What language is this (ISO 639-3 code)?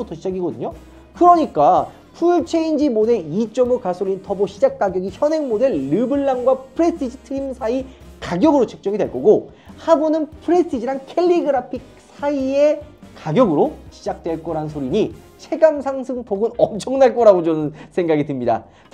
kor